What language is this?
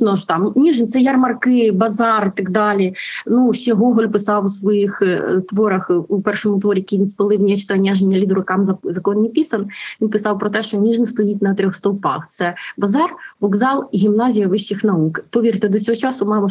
Ukrainian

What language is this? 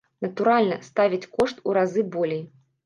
Belarusian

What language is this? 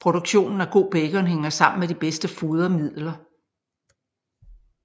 Danish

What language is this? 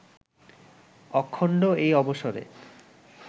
Bangla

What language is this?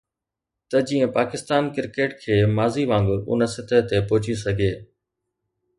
Sindhi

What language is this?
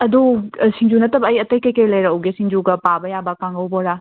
Manipuri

